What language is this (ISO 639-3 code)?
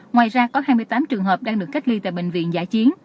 vie